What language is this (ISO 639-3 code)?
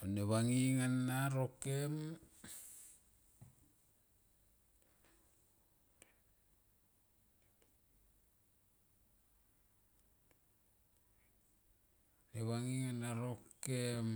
tqp